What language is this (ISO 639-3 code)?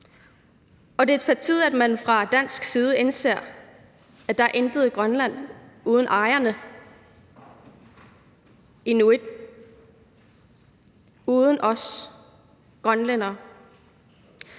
dan